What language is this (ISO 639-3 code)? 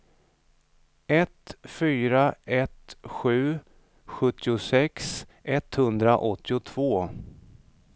swe